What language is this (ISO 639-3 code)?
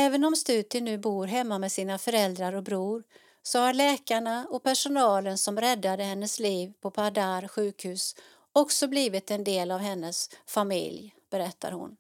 swe